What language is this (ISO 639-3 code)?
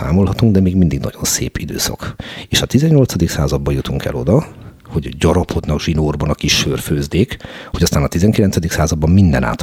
hun